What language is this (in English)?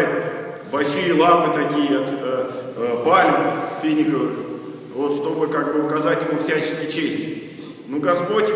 Russian